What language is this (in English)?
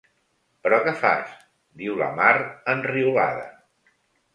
Catalan